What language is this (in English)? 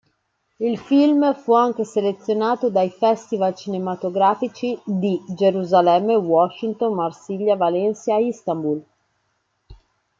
Italian